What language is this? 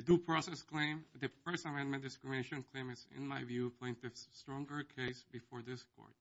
English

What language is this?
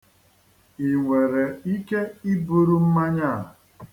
Igbo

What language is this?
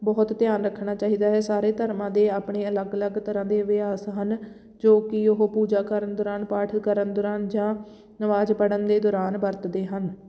Punjabi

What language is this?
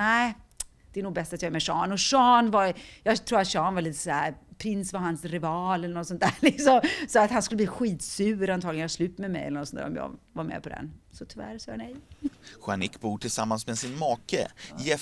Swedish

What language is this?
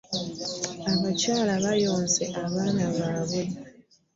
Ganda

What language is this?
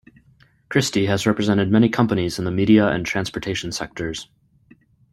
English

